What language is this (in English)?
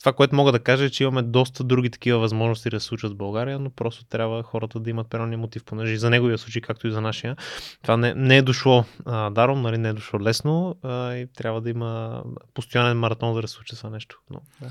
Bulgarian